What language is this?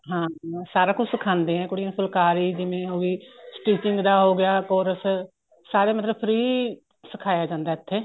Punjabi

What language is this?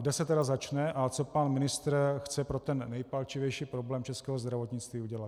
Czech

